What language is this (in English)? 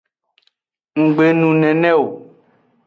Aja (Benin)